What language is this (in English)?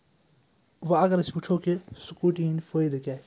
Kashmiri